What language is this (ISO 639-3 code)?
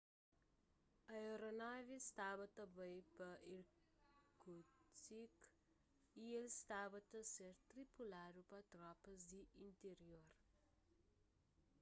kea